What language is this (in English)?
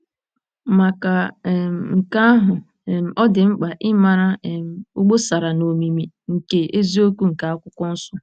Igbo